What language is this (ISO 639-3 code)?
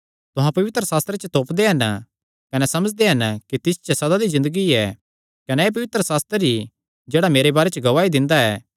xnr